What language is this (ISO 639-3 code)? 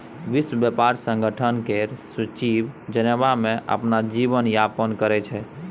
mai